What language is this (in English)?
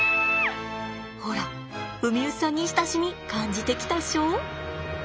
Japanese